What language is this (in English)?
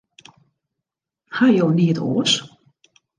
Western Frisian